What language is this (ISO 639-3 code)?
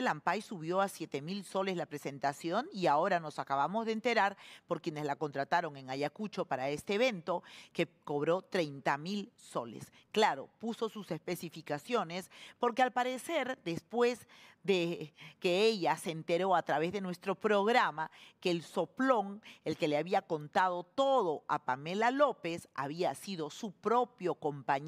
spa